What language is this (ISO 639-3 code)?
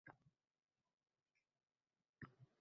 uzb